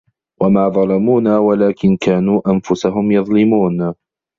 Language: Arabic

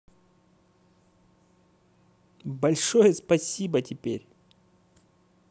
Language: Russian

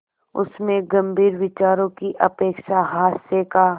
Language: Hindi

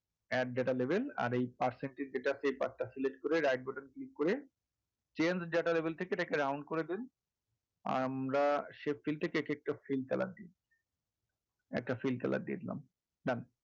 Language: Bangla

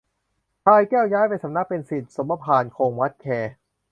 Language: Thai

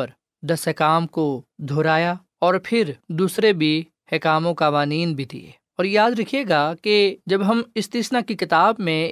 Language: Urdu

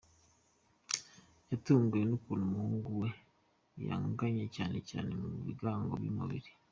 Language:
Kinyarwanda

